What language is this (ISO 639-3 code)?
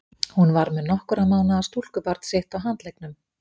isl